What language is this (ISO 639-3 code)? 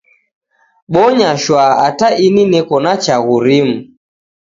dav